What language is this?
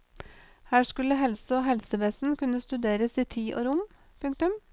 Norwegian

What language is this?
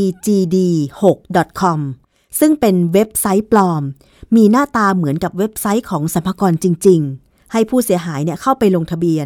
Thai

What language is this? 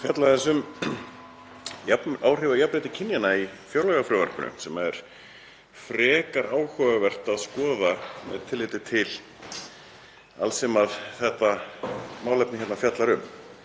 Icelandic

